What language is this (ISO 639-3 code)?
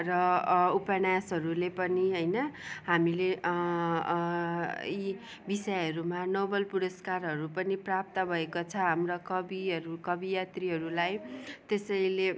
nep